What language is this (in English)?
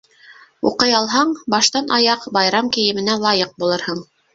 Bashkir